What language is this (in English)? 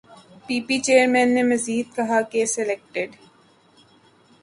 Urdu